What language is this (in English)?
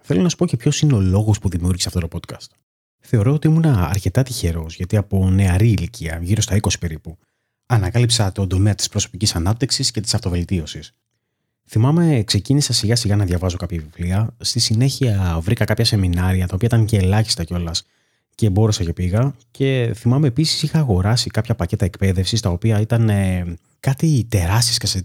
Greek